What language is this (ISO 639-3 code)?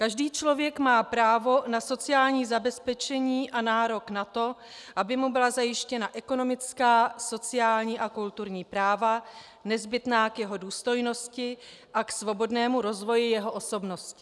ces